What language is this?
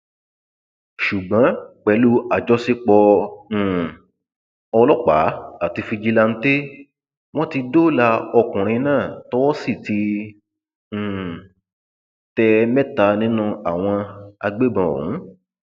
Yoruba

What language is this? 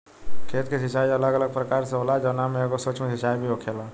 Bhojpuri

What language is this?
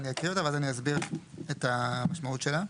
Hebrew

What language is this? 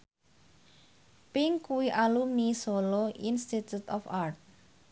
Javanese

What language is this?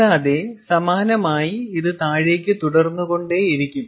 Malayalam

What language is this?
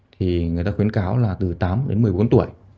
Vietnamese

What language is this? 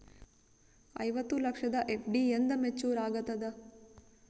Kannada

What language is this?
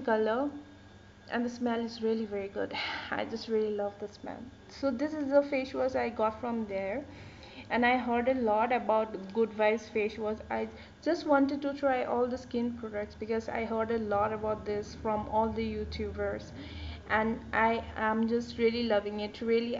English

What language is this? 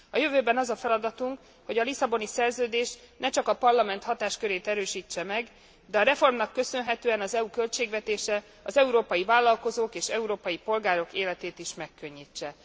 Hungarian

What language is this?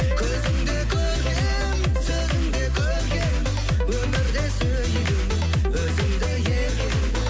Kazakh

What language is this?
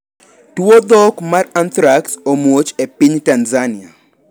Luo (Kenya and Tanzania)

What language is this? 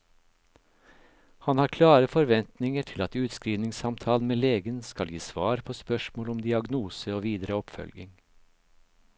Norwegian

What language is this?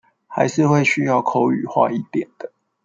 Chinese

